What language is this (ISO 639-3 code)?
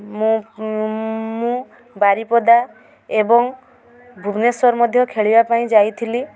ori